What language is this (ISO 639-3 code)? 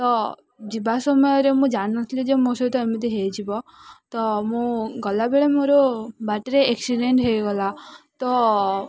ori